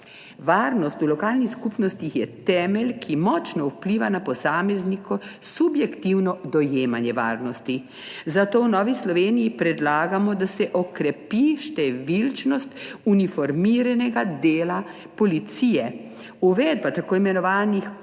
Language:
Slovenian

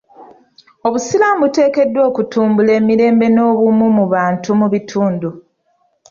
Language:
Ganda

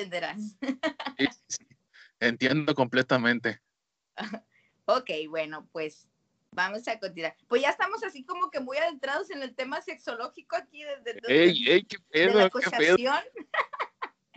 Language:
Spanish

